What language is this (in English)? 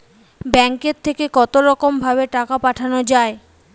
Bangla